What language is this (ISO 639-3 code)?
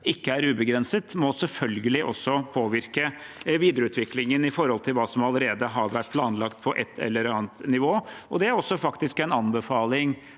nor